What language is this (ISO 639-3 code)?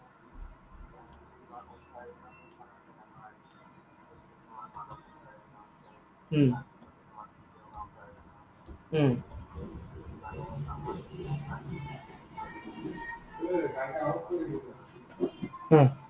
asm